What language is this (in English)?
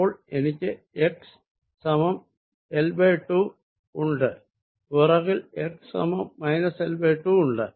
Malayalam